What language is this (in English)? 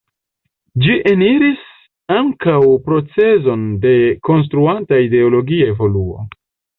Esperanto